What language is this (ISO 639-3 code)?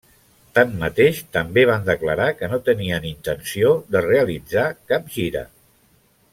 cat